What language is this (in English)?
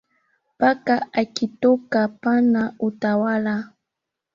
Swahili